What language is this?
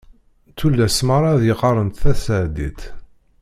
Kabyle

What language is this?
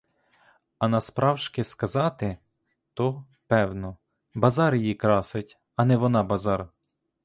Ukrainian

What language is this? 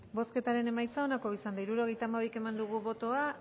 Basque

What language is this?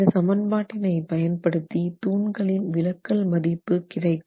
Tamil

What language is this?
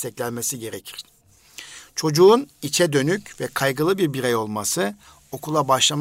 Turkish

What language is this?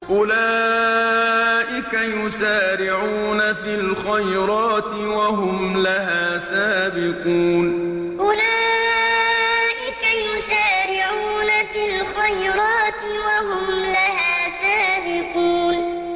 Arabic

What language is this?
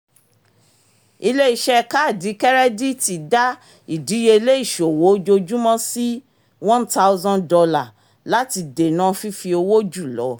Yoruba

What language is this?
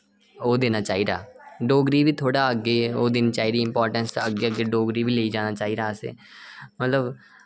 Dogri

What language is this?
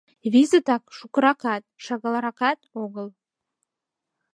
Mari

